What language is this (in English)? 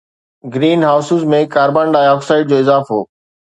Sindhi